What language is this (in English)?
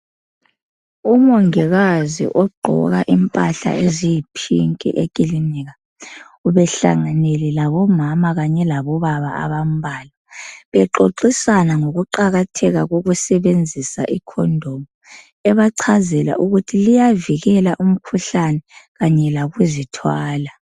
North Ndebele